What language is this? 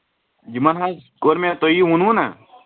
Kashmiri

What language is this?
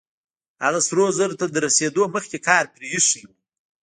Pashto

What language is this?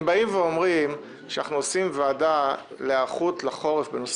Hebrew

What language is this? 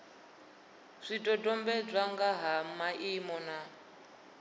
Venda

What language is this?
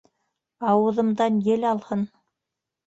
Bashkir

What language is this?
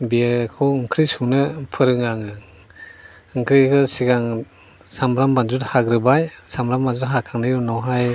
Bodo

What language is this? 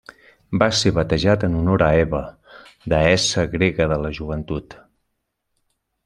Catalan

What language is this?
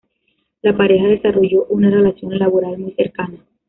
Spanish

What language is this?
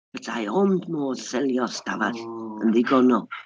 Welsh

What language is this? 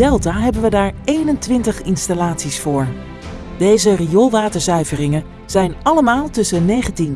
Dutch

